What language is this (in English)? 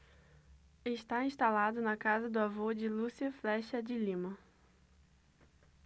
Portuguese